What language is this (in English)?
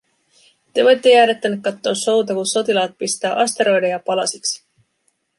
Finnish